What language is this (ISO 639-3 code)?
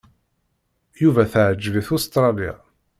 kab